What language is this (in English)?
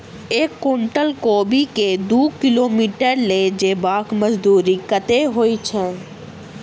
Maithili